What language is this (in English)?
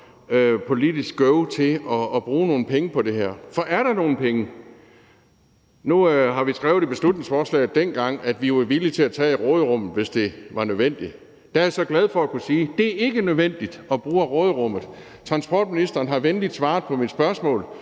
Danish